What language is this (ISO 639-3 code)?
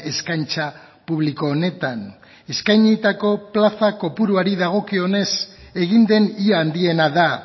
eus